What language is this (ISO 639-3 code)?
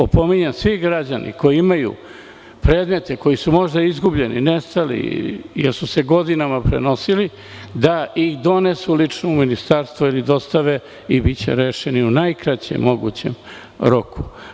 srp